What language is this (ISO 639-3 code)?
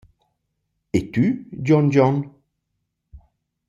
roh